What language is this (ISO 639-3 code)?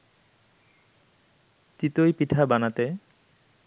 ben